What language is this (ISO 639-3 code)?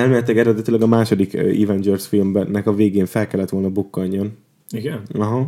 hun